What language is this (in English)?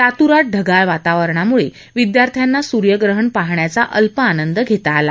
Marathi